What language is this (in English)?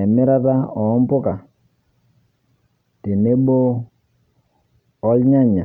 Masai